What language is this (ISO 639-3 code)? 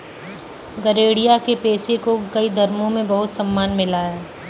hin